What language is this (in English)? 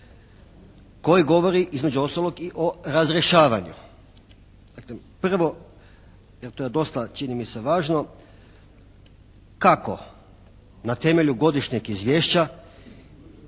Croatian